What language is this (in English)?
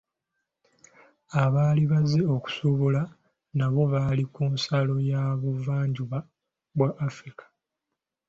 Ganda